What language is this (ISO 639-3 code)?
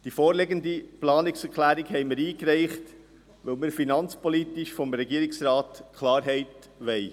gsw